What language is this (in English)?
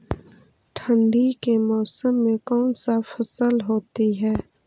Magahi